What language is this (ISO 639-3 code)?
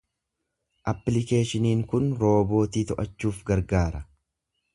orm